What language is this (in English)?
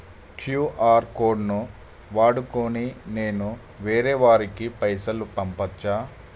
Telugu